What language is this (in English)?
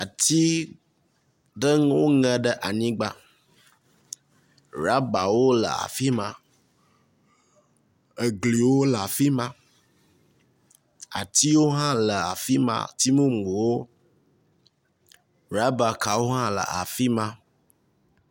Ewe